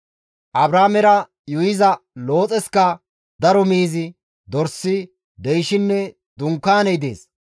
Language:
Gamo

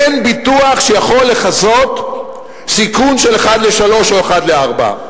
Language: Hebrew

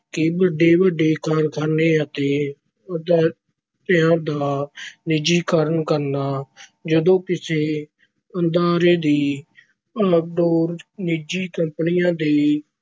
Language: Punjabi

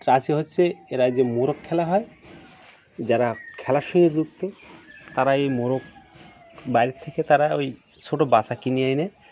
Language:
Bangla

